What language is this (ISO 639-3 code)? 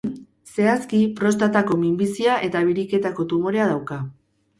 eus